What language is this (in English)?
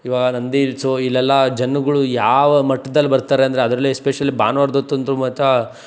Kannada